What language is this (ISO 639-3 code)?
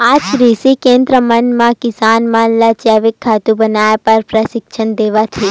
hne